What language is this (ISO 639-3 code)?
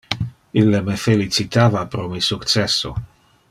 ina